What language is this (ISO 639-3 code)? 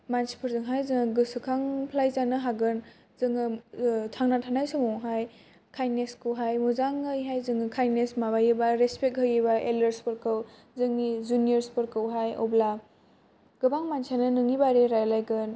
brx